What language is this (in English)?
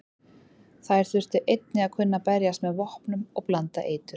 Icelandic